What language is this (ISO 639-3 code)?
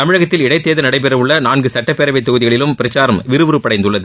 tam